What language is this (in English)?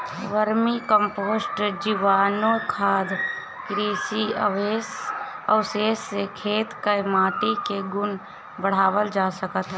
Bhojpuri